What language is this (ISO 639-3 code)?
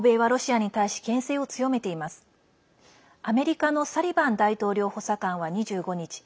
jpn